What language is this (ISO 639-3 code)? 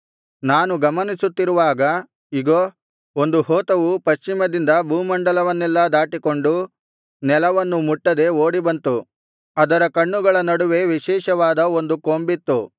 kan